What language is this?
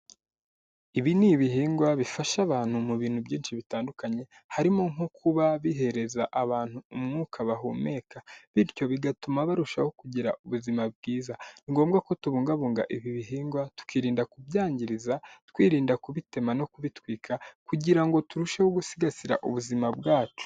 Kinyarwanda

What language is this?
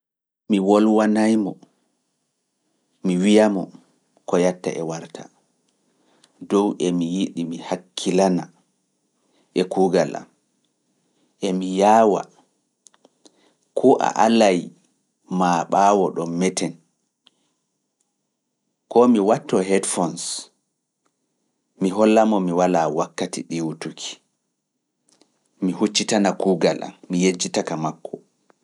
Fula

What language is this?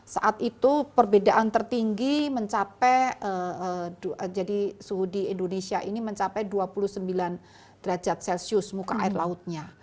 Indonesian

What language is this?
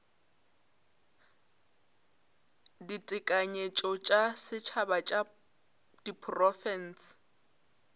Northern Sotho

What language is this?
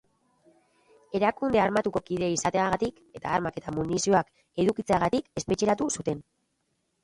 Basque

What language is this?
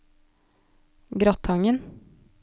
Norwegian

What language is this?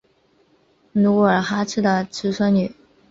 Chinese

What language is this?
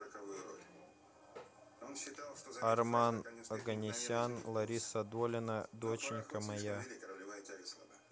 Russian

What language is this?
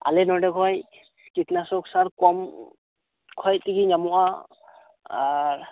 Santali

